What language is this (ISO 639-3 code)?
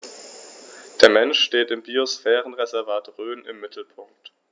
deu